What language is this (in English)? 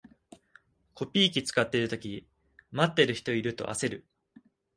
Japanese